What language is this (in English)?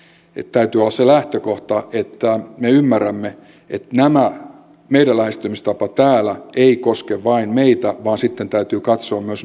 Finnish